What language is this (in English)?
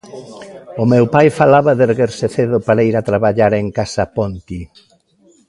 Galician